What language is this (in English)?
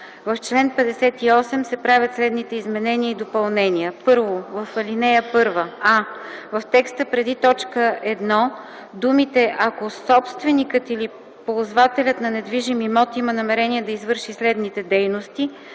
Bulgarian